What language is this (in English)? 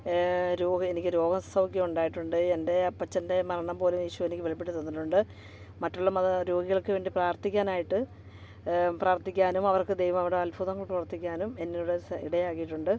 Malayalam